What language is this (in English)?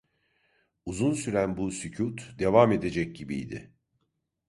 Turkish